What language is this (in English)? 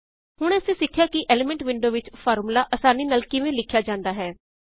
Punjabi